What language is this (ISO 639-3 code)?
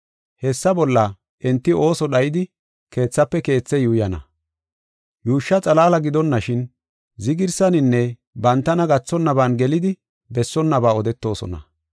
gof